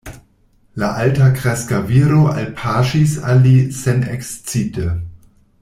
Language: Esperanto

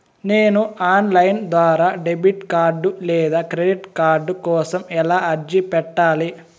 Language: Telugu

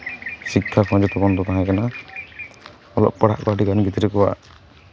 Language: Santali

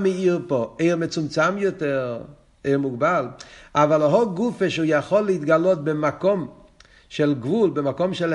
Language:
Hebrew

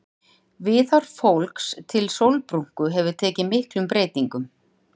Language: Icelandic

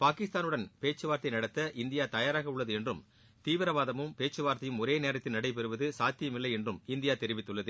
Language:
Tamil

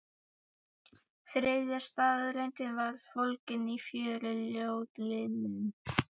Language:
Icelandic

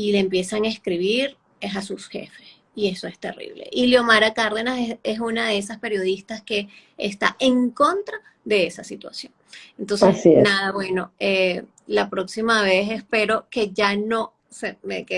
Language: Spanish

